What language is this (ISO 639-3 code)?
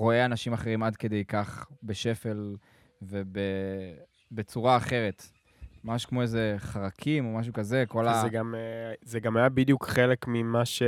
heb